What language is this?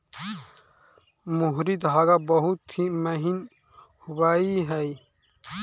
Magahi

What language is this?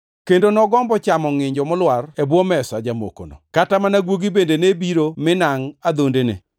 Luo (Kenya and Tanzania)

